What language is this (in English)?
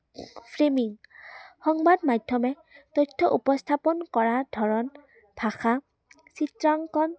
Assamese